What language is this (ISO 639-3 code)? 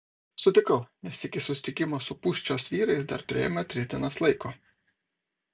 lit